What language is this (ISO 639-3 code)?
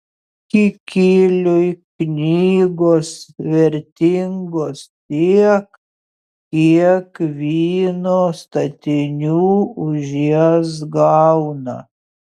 lit